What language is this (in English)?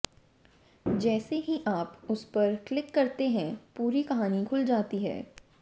Hindi